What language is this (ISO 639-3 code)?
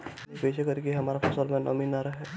bho